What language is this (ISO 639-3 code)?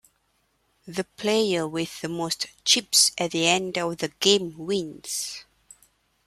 eng